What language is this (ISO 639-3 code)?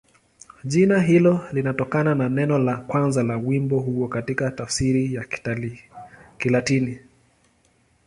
swa